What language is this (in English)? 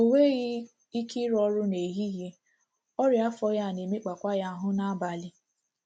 Igbo